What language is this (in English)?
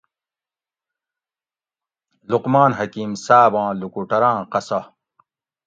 Gawri